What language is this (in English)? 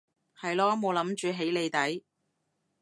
Cantonese